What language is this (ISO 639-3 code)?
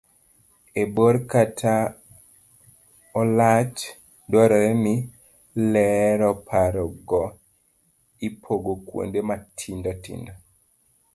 luo